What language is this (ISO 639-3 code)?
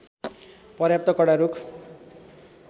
nep